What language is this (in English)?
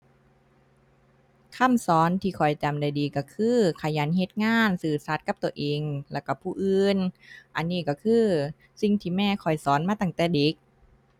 Thai